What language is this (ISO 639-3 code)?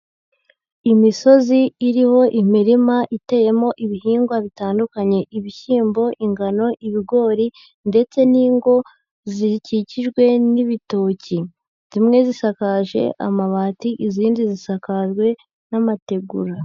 kin